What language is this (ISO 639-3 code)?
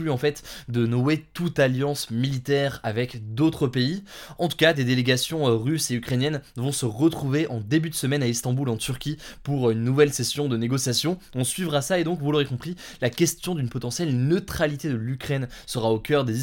fra